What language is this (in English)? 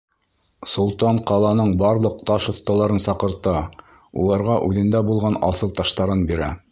Bashkir